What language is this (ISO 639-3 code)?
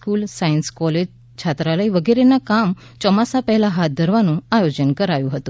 guj